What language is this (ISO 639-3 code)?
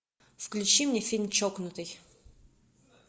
rus